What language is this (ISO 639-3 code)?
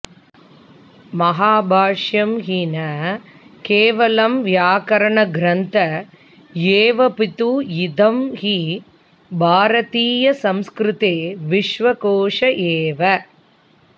san